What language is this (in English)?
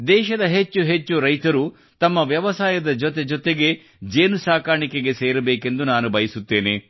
Kannada